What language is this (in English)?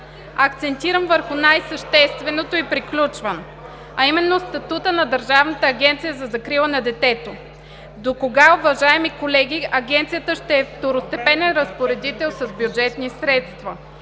Bulgarian